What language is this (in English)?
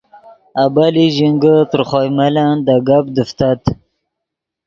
Yidgha